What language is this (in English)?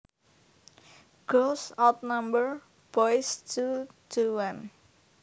Javanese